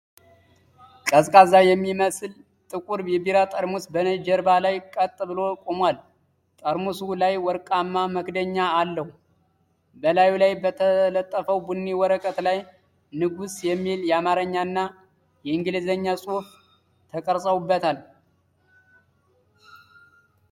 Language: Amharic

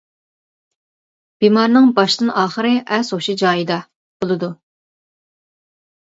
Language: Uyghur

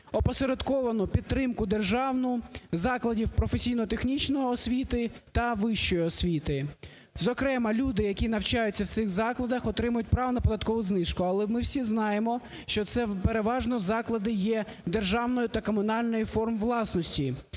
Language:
Ukrainian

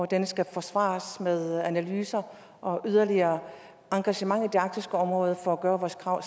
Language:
Danish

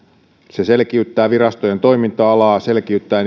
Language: Finnish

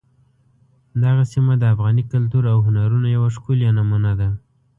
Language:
Pashto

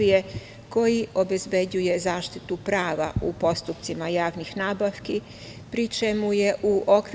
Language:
Serbian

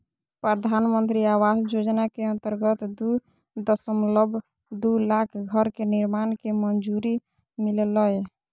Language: Magahi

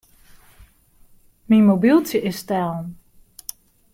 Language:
Western Frisian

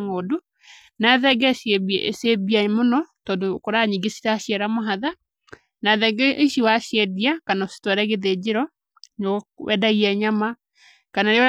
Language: Kikuyu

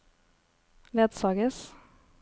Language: Norwegian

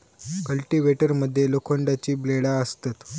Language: Marathi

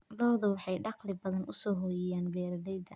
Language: Somali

